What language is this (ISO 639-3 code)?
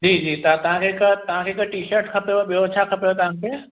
snd